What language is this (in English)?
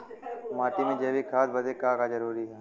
Bhojpuri